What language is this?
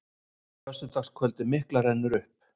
Icelandic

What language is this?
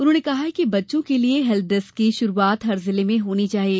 Hindi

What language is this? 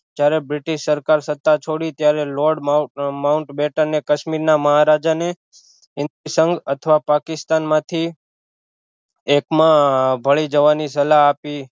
Gujarati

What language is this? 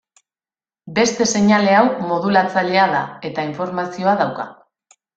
Basque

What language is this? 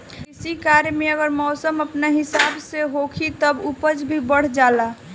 Bhojpuri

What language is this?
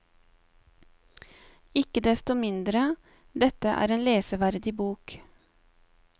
Norwegian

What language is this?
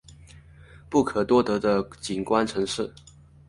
Chinese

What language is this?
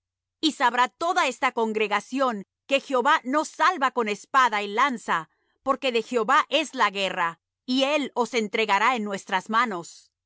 Spanish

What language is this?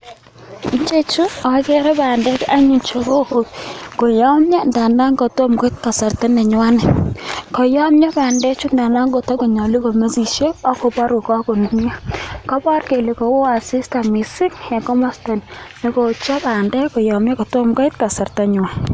Kalenjin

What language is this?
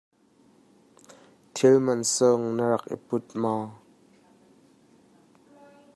Hakha Chin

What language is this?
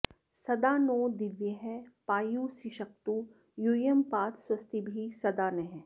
Sanskrit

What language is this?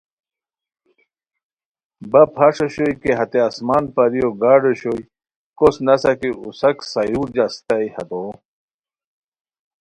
Khowar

